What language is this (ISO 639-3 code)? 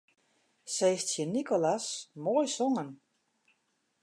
fry